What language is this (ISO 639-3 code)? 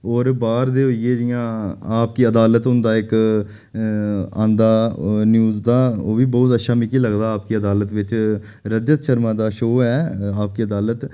doi